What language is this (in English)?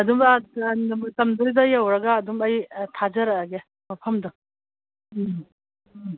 Manipuri